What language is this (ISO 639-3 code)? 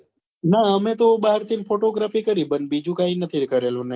guj